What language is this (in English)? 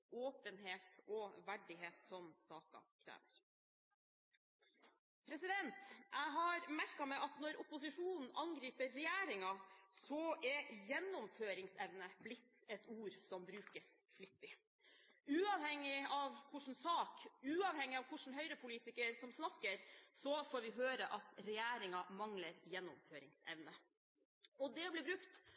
Norwegian Bokmål